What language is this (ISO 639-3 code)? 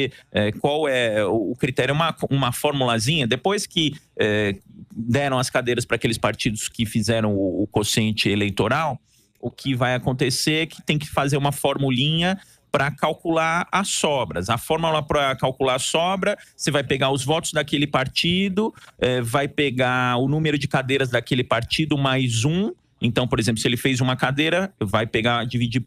por